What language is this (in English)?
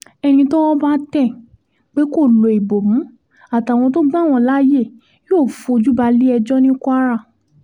Yoruba